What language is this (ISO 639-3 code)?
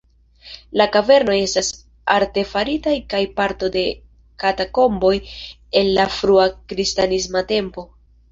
epo